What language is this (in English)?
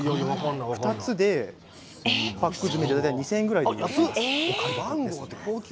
Japanese